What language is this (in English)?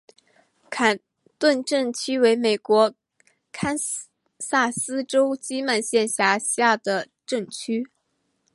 Chinese